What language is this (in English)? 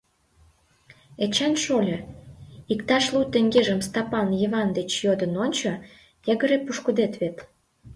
Mari